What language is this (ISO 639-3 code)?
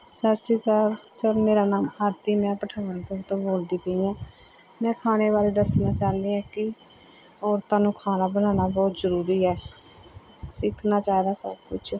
pan